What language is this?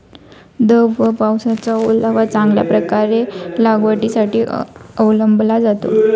Marathi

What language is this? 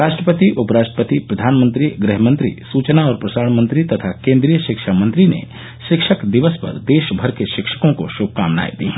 Hindi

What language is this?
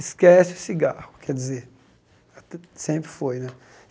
Portuguese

